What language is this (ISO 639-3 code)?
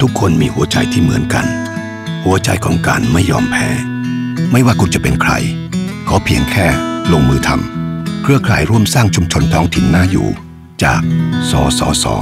tha